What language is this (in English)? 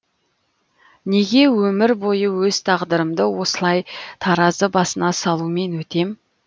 Kazakh